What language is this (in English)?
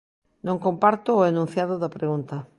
Galician